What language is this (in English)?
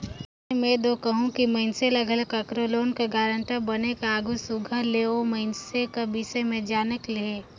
Chhattisgarhi